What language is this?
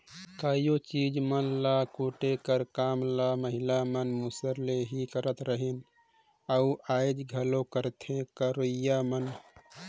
Chhattisgarhi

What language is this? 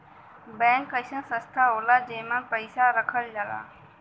Bhojpuri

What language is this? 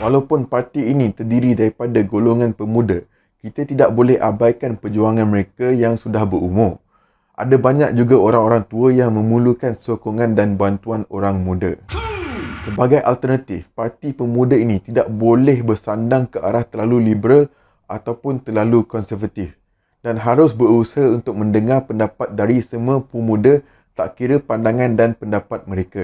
Malay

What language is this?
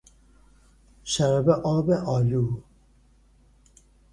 Persian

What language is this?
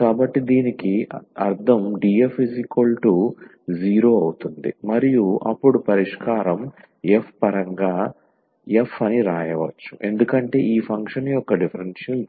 Telugu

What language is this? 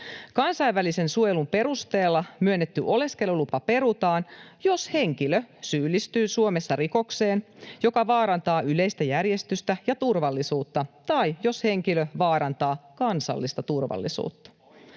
Finnish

